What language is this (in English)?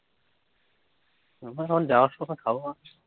Bangla